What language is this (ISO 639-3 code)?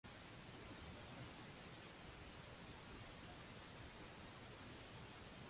mlt